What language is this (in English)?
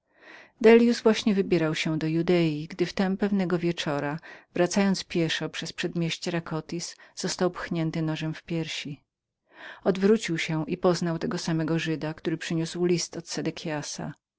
Polish